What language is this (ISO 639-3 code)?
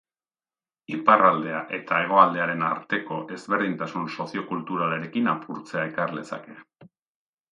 eus